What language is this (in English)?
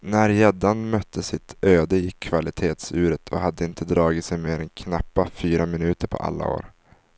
Swedish